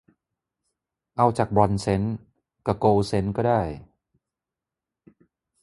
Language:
Thai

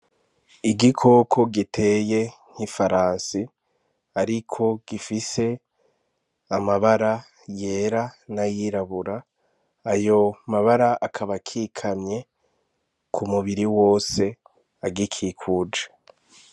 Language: Rundi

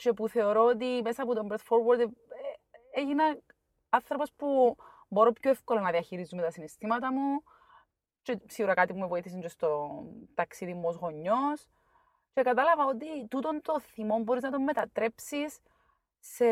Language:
Greek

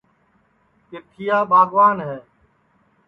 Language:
Sansi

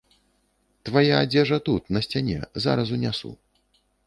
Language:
Belarusian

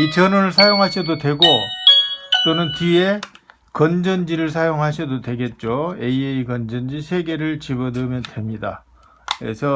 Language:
Korean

